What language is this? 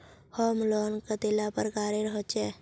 Magahi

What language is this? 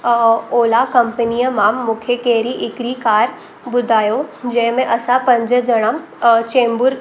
Sindhi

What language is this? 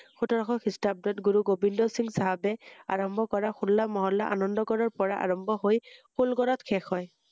Assamese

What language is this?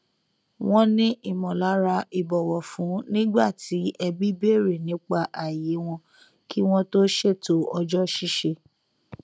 Yoruba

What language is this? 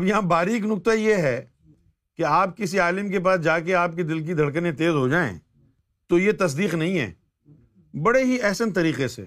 Urdu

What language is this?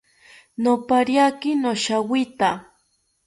South Ucayali Ashéninka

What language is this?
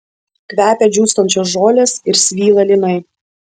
Lithuanian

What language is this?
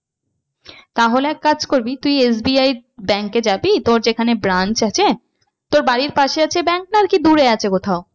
Bangla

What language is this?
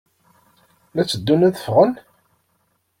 Kabyle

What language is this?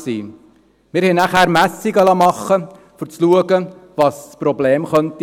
Swiss German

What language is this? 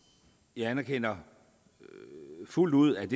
Danish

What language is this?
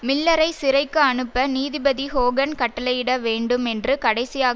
Tamil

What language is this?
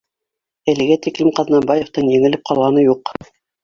Bashkir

